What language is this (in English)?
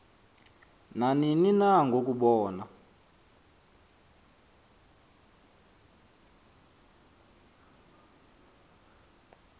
Xhosa